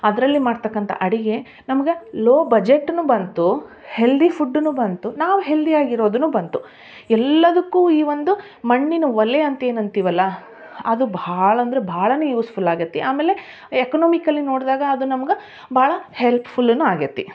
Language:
Kannada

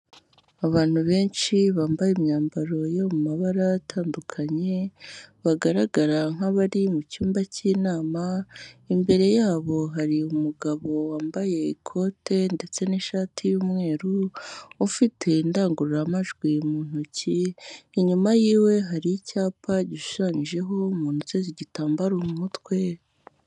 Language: Kinyarwanda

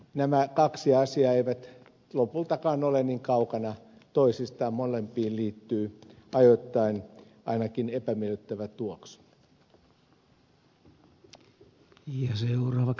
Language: Finnish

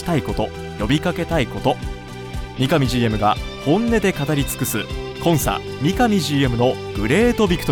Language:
Japanese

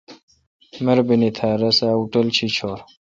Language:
Kalkoti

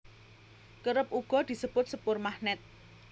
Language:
Javanese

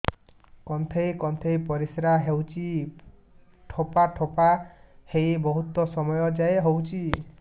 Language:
Odia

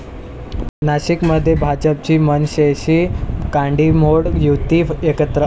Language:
Marathi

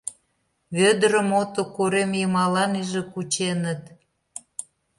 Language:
Mari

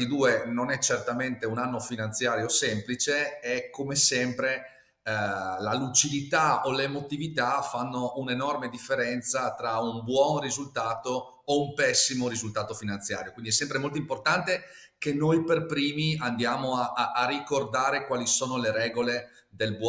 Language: Italian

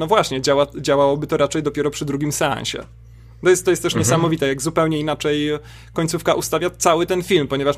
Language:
Polish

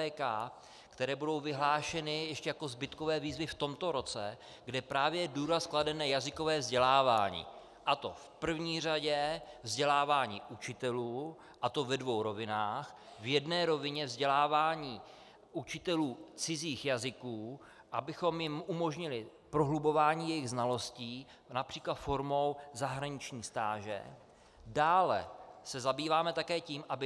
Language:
Czech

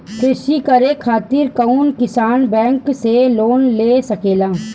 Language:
Bhojpuri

